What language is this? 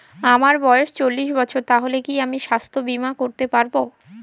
Bangla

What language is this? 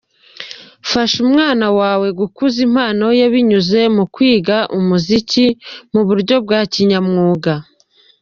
Kinyarwanda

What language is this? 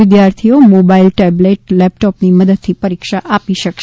Gujarati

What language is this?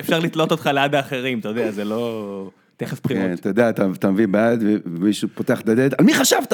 Hebrew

